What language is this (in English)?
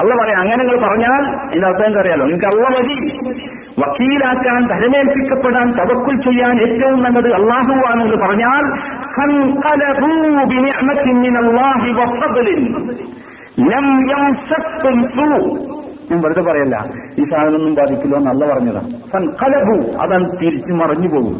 Malayalam